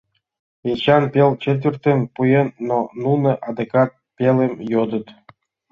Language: Mari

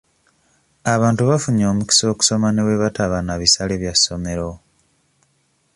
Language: Ganda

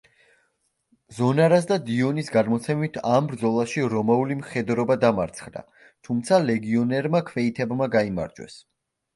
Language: Georgian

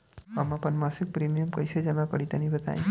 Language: Bhojpuri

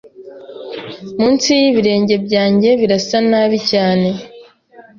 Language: Kinyarwanda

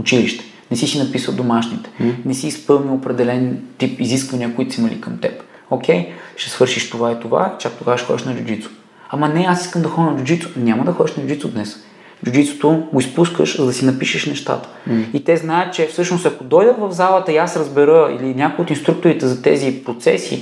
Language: Bulgarian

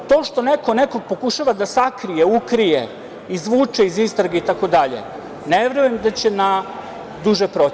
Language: Serbian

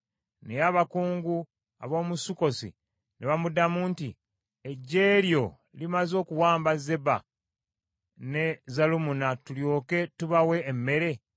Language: Ganda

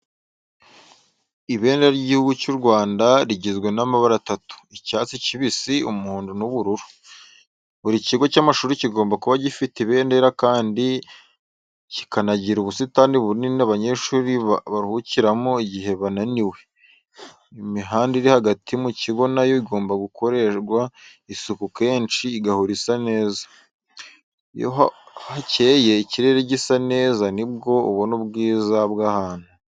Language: Kinyarwanda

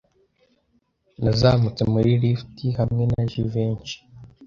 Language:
Kinyarwanda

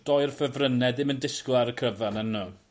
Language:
Welsh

